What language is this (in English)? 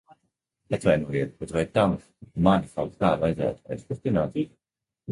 Latvian